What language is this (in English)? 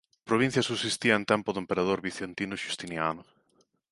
Galician